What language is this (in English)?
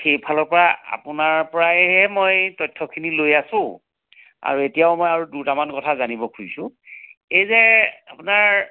Assamese